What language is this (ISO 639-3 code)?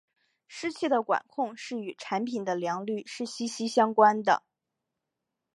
zho